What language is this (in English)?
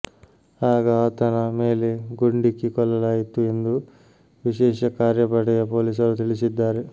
Kannada